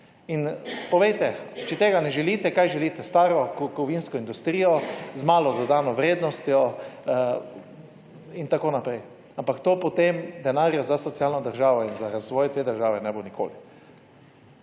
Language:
Slovenian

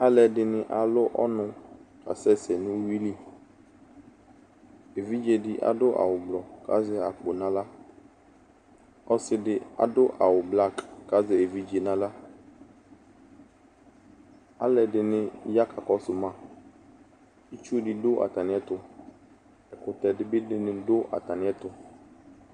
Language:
Ikposo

